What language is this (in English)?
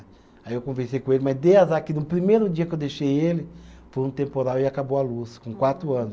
Portuguese